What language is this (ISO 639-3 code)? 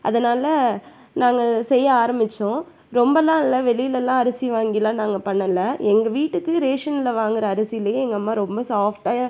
tam